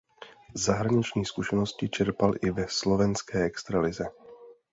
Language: Czech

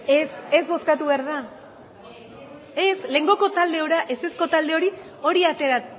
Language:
Basque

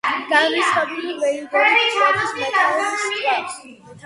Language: Georgian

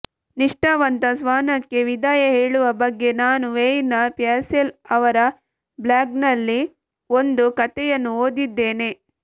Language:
Kannada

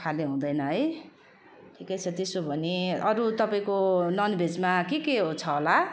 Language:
Nepali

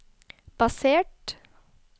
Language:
Norwegian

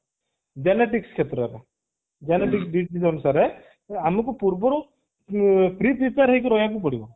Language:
Odia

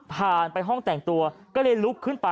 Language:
Thai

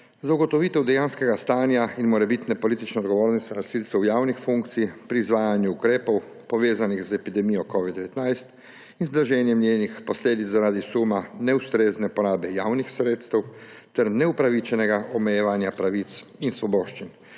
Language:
Slovenian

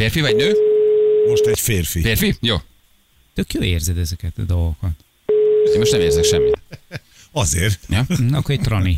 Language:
Hungarian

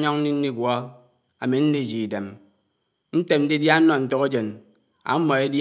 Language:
Anaang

